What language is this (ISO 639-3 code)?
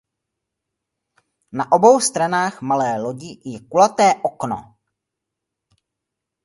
ces